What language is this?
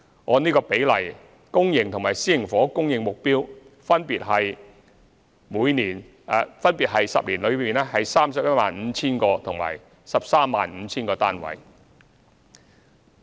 Cantonese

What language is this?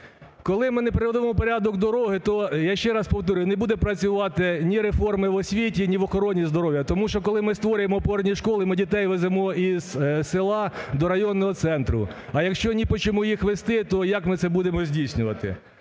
Ukrainian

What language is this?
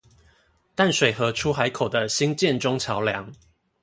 Chinese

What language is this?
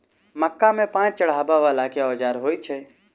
Maithili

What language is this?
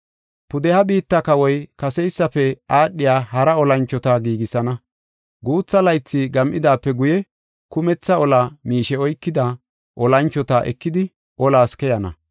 Gofa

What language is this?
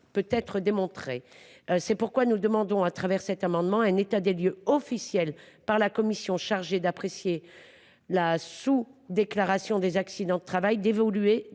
French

